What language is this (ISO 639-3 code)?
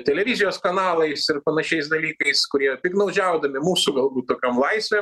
lit